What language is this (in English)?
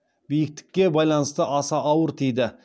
Kazakh